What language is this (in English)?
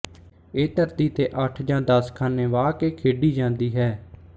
Punjabi